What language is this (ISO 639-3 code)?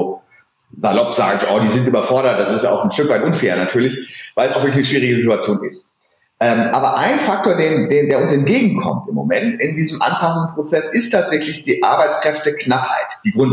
deu